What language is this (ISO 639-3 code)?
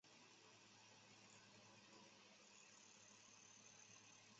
zho